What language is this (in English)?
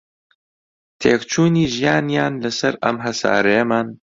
Central Kurdish